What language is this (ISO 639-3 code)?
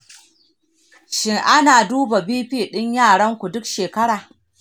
hau